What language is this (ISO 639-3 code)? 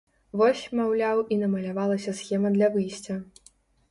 bel